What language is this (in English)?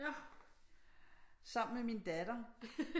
Danish